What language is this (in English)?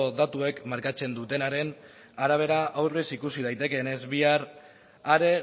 Basque